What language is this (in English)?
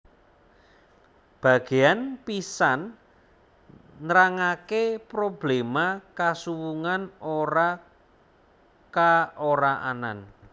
Javanese